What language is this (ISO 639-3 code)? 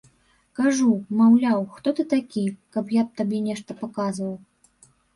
bel